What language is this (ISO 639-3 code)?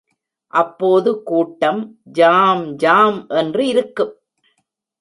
tam